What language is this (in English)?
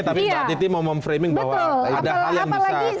Indonesian